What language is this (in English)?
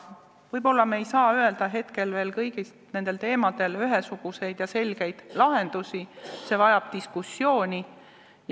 Estonian